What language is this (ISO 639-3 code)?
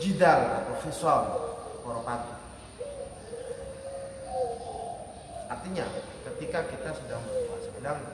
ind